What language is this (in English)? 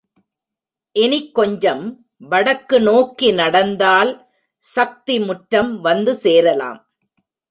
Tamil